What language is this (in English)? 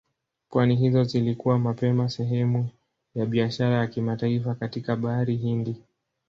Swahili